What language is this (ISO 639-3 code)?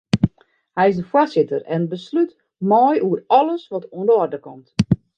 fry